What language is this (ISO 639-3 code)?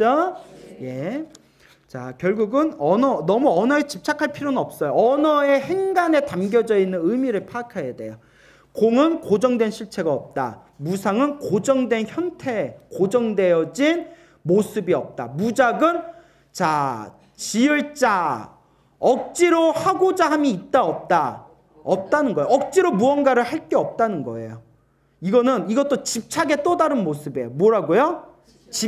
kor